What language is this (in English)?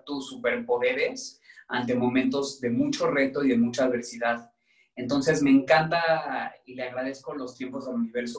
Spanish